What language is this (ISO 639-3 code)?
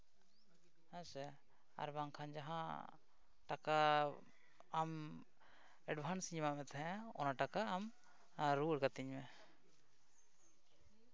sat